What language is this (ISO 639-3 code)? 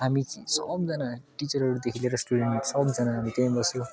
nep